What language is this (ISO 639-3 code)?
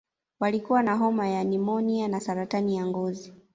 swa